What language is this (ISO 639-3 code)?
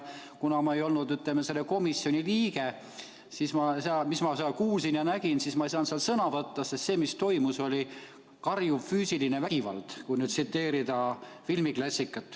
est